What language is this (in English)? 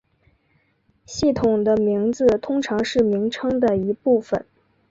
Chinese